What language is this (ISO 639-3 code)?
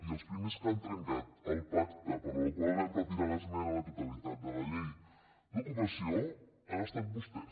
cat